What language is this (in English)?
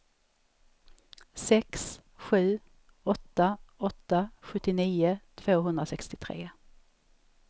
Swedish